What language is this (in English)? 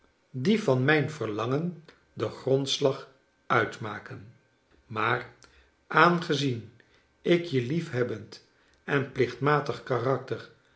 Dutch